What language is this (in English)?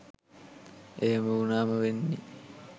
Sinhala